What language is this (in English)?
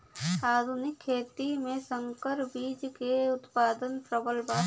Bhojpuri